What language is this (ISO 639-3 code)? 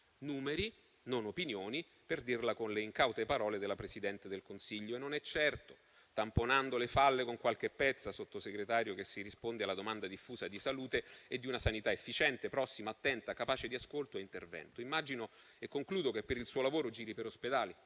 ita